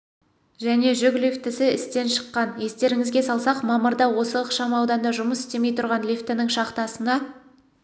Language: Kazakh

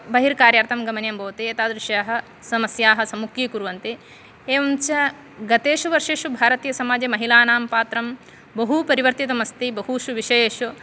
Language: Sanskrit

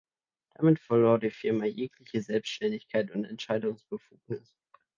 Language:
German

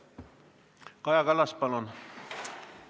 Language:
Estonian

